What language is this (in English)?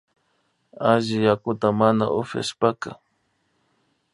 Imbabura Highland Quichua